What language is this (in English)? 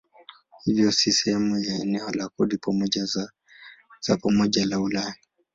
Swahili